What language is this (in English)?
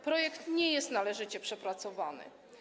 Polish